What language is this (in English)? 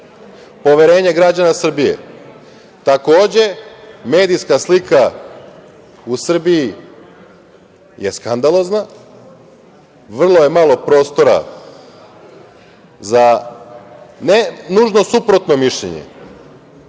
Serbian